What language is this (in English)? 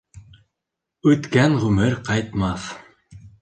Bashkir